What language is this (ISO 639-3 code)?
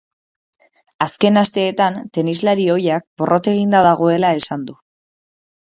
eus